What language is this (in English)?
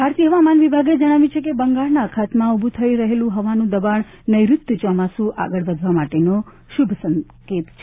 Gujarati